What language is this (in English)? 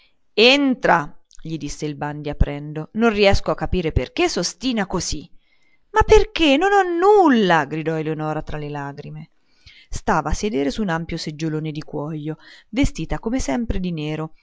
Italian